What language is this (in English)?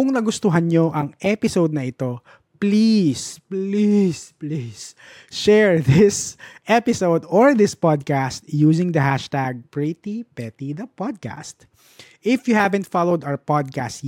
Filipino